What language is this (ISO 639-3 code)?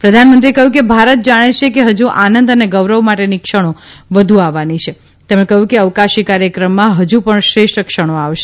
guj